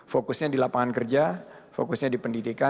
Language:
Indonesian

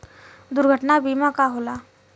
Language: Bhojpuri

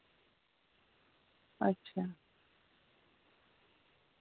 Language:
Dogri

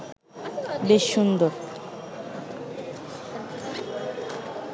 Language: Bangla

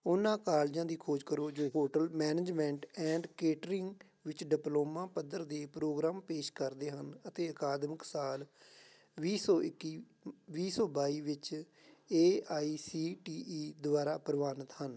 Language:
Punjabi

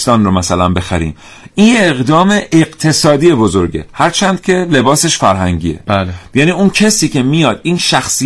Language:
Persian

